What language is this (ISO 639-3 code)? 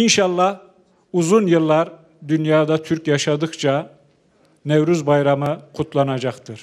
tur